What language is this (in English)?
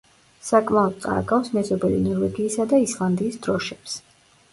Georgian